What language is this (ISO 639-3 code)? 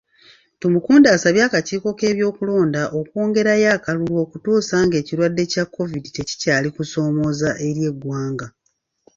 lug